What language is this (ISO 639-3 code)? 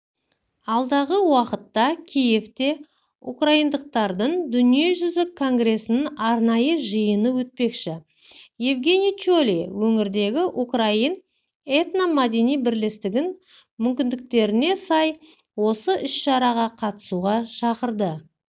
kaz